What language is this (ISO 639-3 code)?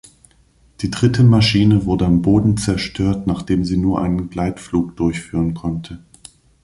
deu